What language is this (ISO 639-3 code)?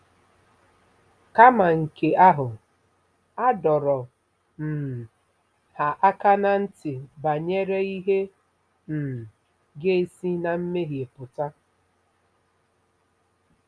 ibo